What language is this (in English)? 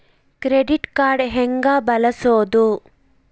Kannada